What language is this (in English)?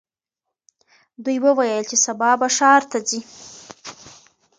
Pashto